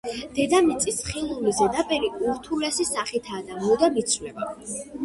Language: Georgian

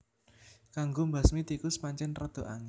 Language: Javanese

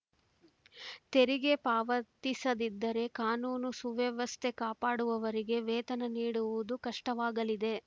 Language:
Kannada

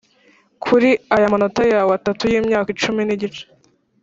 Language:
Kinyarwanda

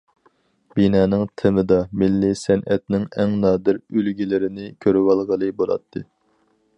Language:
Uyghur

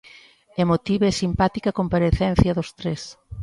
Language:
Galician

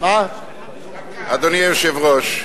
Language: Hebrew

